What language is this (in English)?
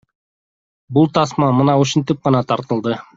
Kyrgyz